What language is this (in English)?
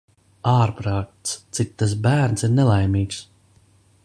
Latvian